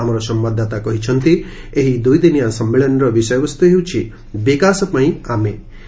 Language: Odia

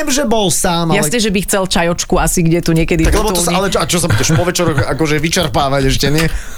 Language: Slovak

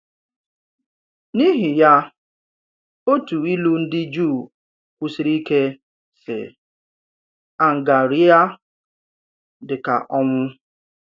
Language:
Igbo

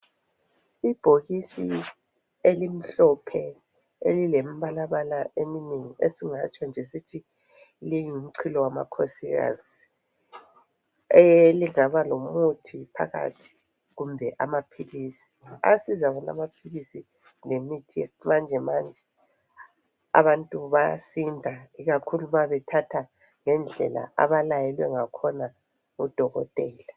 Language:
North Ndebele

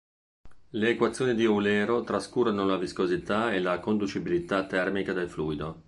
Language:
Italian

